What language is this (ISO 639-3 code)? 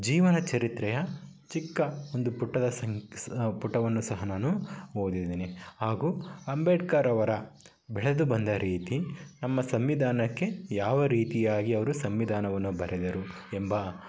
kan